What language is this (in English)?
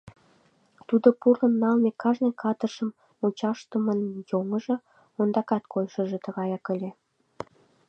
Mari